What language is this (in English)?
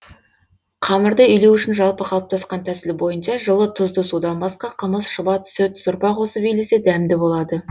Kazakh